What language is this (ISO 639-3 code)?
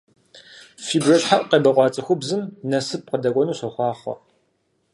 kbd